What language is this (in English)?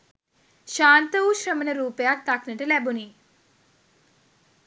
Sinhala